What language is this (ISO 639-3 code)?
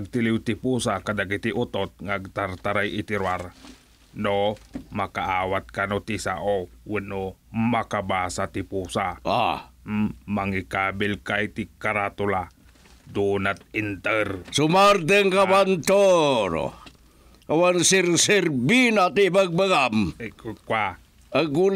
fil